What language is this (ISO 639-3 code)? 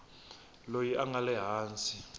tso